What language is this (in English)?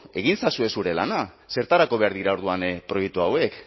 Basque